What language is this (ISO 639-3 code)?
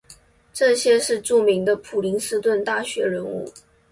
zho